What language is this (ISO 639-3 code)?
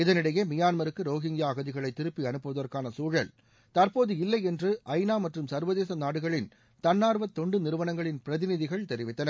tam